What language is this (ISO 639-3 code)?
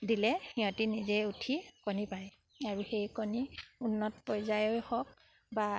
asm